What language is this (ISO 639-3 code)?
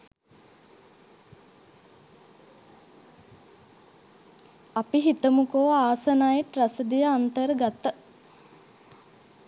sin